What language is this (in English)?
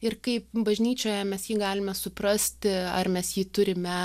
Lithuanian